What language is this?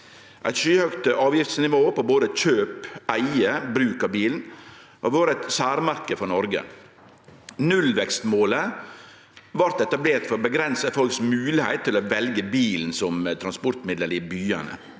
Norwegian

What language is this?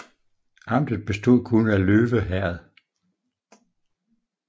Danish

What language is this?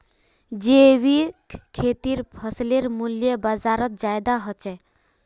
Magahi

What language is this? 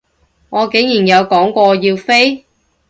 Cantonese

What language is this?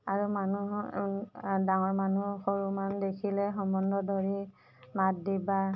Assamese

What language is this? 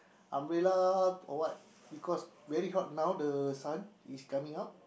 English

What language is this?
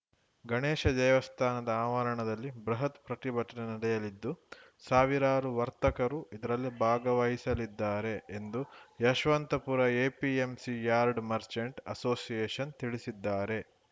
Kannada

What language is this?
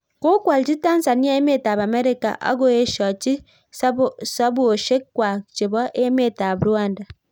Kalenjin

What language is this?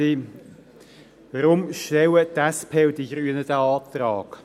Swiss German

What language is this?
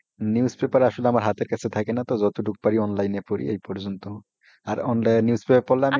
Bangla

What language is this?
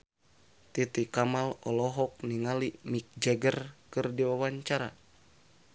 Sundanese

